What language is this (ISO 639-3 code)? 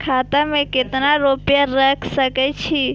mai